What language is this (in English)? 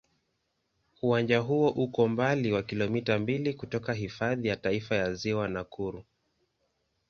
Swahili